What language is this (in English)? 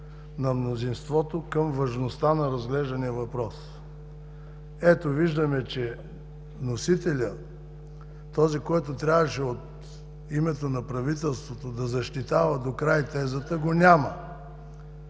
Bulgarian